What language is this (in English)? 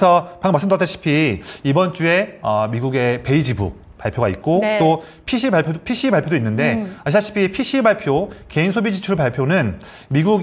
Korean